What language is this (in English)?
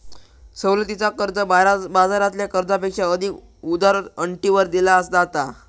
Marathi